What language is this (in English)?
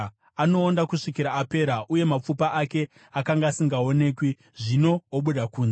Shona